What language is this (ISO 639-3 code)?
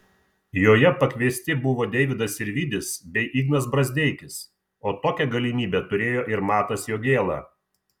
lit